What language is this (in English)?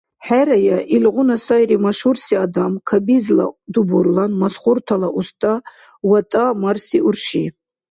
Dargwa